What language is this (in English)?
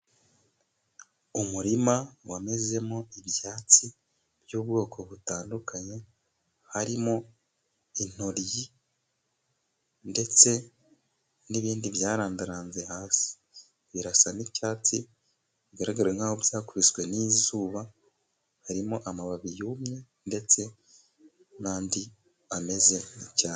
Kinyarwanda